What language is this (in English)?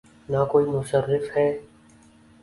Urdu